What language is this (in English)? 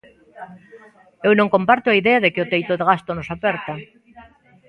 Galician